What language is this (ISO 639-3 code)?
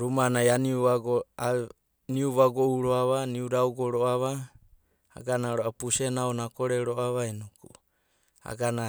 kbt